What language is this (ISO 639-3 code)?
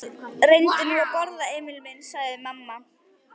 isl